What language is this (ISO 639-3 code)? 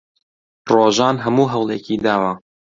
ckb